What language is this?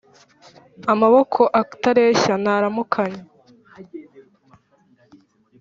Kinyarwanda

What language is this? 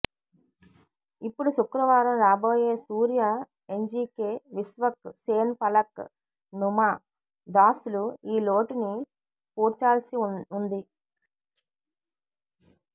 Telugu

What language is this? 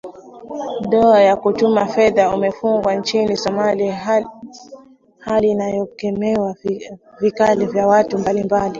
Swahili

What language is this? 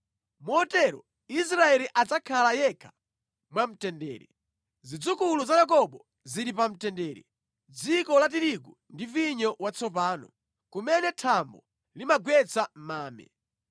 Nyanja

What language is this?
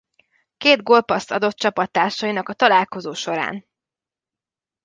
Hungarian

